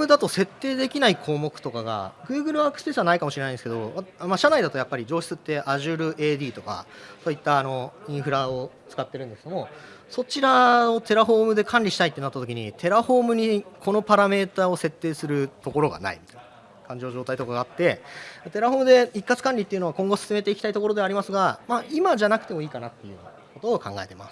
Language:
Japanese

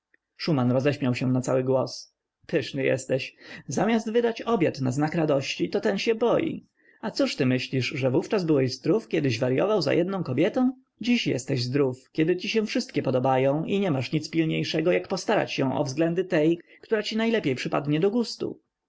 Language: Polish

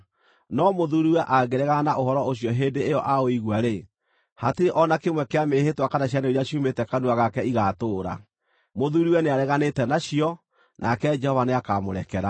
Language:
Kikuyu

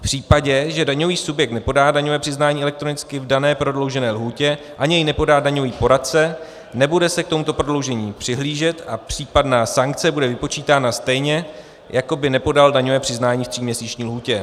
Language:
Czech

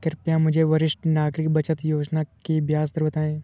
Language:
Hindi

